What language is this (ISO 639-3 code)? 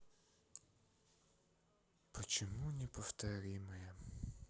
rus